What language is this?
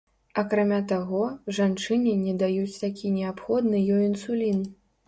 Belarusian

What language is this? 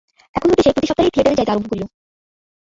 Bangla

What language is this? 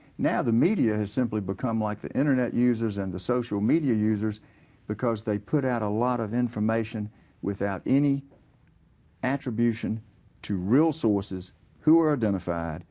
English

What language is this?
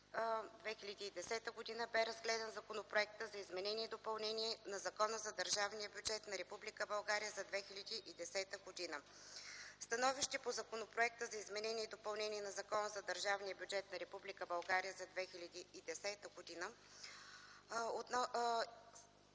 Bulgarian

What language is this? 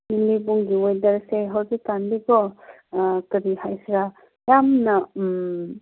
Manipuri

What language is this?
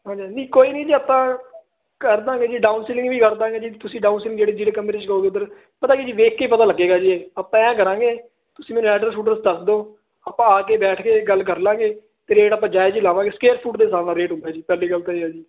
Punjabi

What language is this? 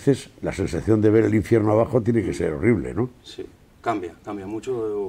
Spanish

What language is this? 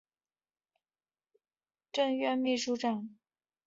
Chinese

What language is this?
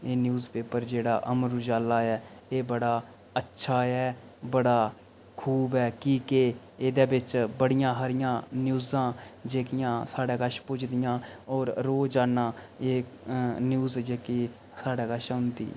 Dogri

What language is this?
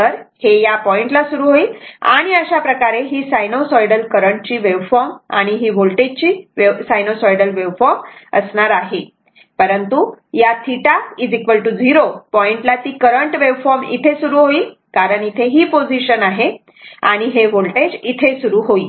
Marathi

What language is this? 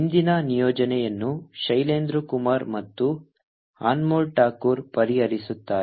Kannada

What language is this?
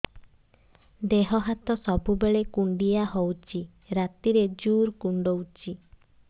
Odia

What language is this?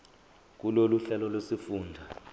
Zulu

